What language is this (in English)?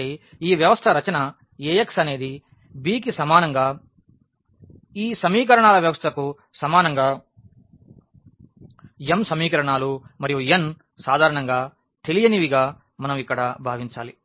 Telugu